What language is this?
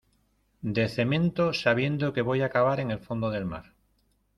Spanish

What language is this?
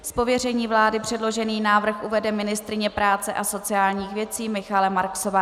Czech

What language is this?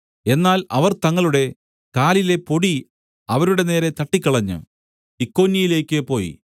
Malayalam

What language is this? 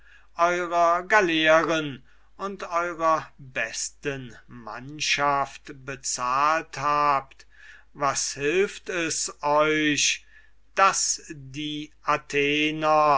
German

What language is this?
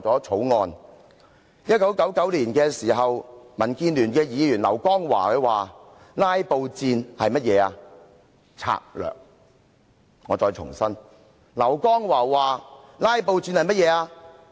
Cantonese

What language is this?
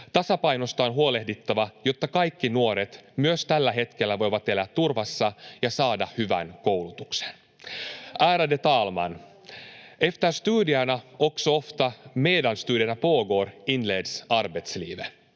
Finnish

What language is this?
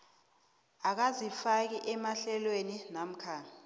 South Ndebele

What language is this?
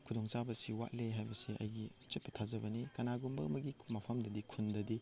Manipuri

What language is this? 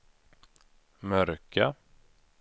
Swedish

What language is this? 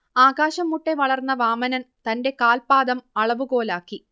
Malayalam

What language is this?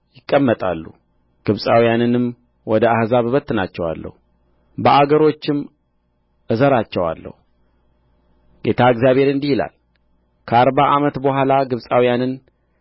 Amharic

